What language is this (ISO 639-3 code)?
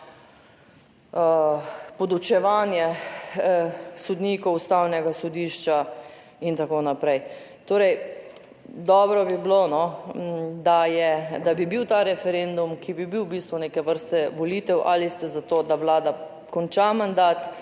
slv